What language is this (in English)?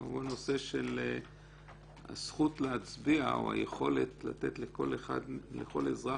Hebrew